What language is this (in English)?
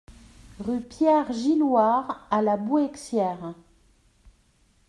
French